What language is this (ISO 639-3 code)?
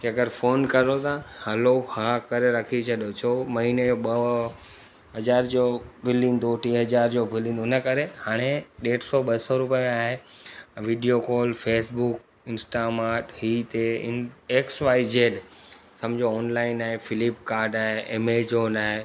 snd